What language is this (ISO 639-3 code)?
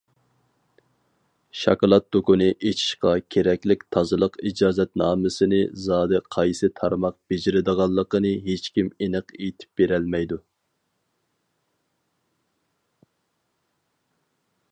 uig